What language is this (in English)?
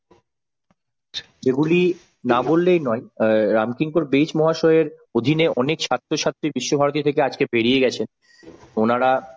Bangla